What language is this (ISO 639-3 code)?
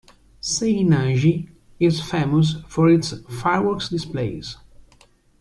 eng